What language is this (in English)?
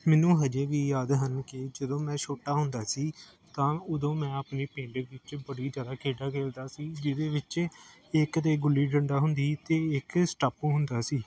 Punjabi